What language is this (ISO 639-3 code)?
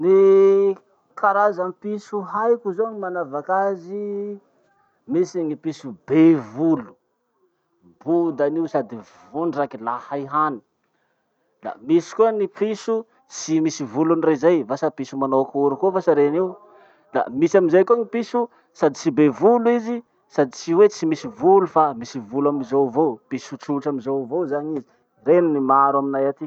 msh